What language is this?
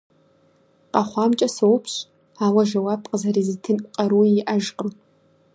Kabardian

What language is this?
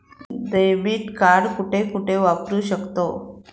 Marathi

